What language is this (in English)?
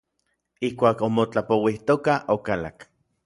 Orizaba Nahuatl